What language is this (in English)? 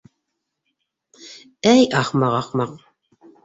Bashkir